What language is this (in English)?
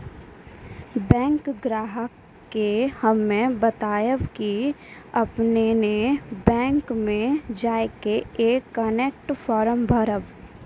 Maithili